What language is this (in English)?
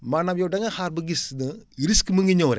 Wolof